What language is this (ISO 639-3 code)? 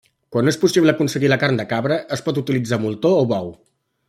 cat